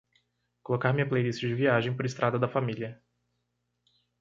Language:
Portuguese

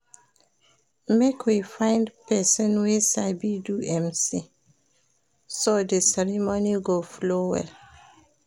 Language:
Nigerian Pidgin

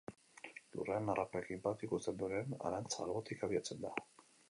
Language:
Basque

